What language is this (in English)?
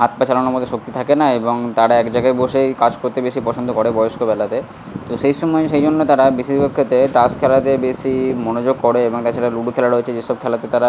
Bangla